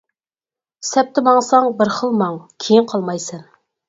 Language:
Uyghur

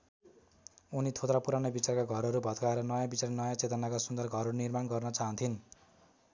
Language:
Nepali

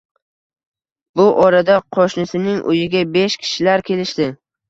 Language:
Uzbek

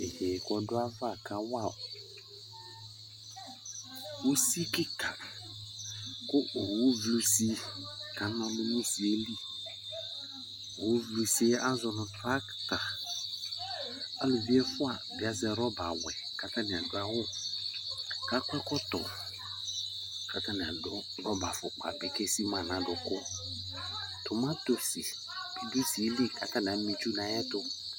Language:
Ikposo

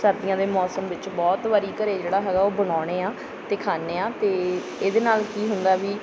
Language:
Punjabi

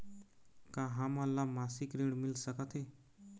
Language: Chhattisgarhi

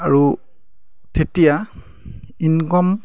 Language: Assamese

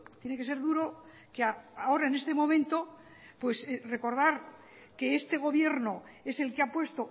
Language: Spanish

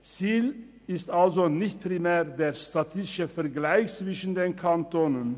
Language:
Swiss German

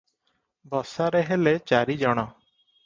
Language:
Odia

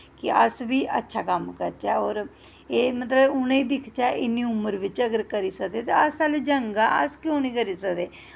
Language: Dogri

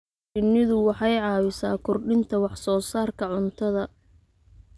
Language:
Somali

